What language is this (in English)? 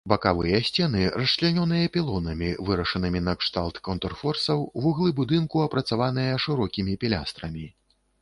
Belarusian